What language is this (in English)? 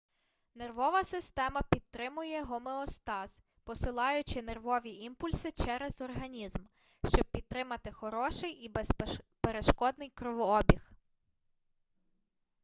Ukrainian